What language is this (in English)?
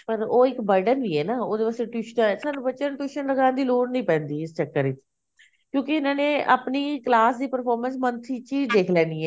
Punjabi